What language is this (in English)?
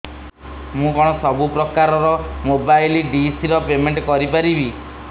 Odia